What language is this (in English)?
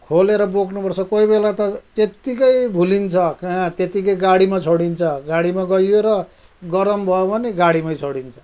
Nepali